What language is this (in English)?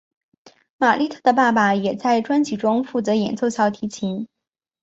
Chinese